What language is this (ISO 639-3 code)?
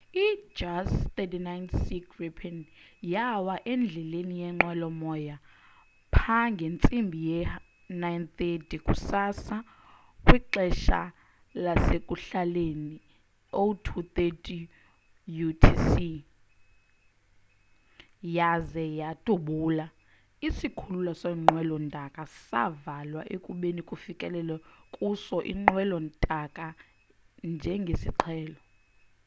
xho